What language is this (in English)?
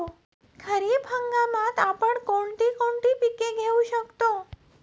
Marathi